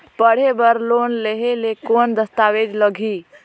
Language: Chhattisgarhi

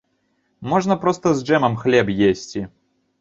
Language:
Belarusian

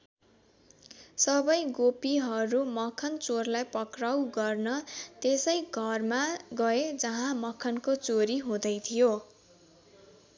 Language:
Nepali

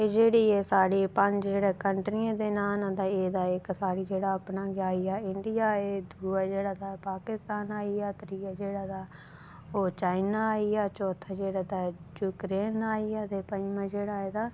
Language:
Dogri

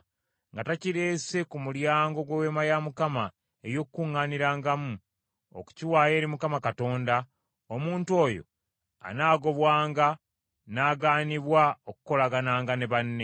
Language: Ganda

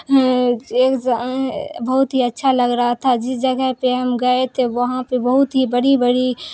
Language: Urdu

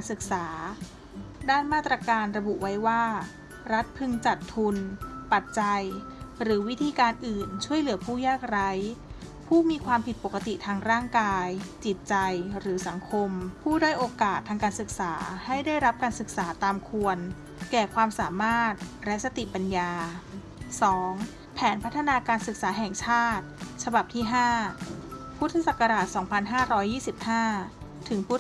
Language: Thai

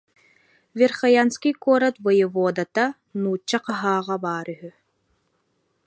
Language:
Yakut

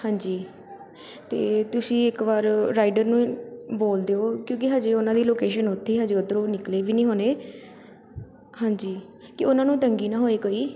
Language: Punjabi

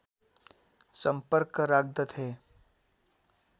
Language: Nepali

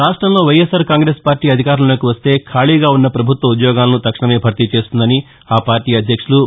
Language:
Telugu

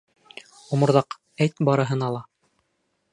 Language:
Bashkir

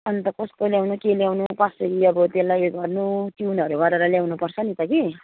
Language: Nepali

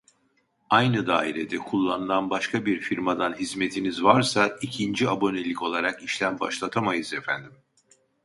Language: Turkish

